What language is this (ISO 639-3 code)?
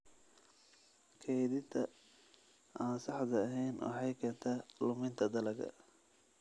som